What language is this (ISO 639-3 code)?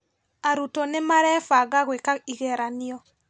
kik